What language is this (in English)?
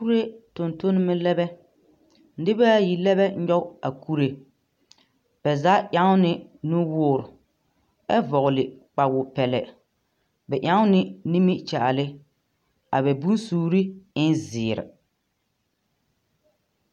Southern Dagaare